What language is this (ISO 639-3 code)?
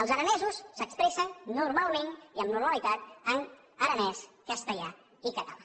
cat